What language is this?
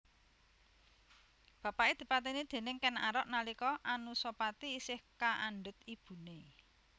Javanese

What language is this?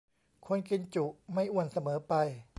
Thai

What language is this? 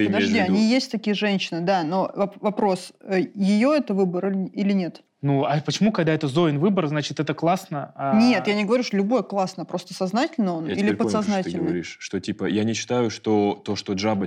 Russian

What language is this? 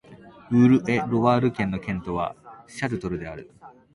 Japanese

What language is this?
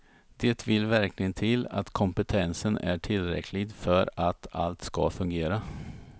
Swedish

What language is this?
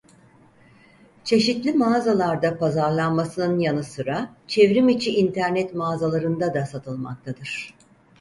Turkish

